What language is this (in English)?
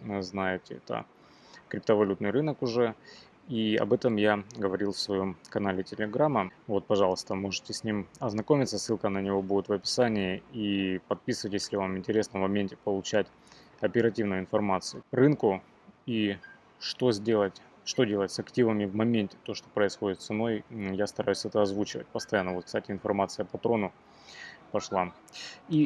Russian